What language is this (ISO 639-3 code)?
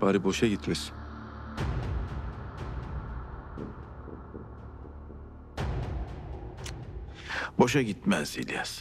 tur